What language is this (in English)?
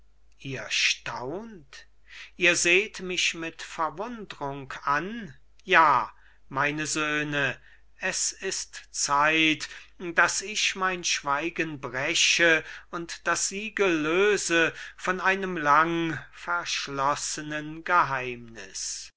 German